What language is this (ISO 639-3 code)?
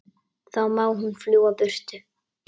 isl